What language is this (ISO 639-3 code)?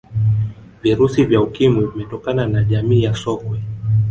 swa